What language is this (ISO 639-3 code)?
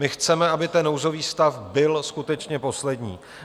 ces